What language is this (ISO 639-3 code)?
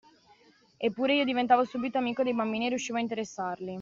ita